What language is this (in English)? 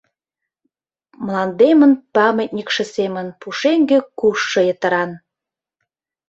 Mari